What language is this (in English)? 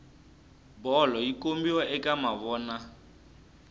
Tsonga